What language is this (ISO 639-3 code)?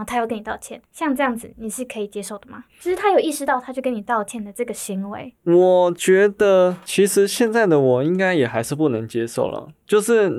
zho